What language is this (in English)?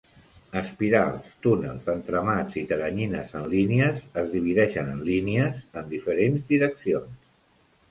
Catalan